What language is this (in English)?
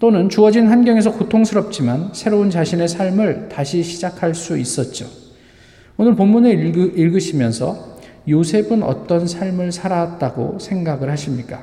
Korean